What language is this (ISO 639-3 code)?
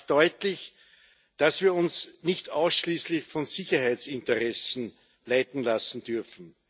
deu